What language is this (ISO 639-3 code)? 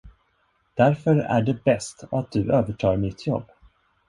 swe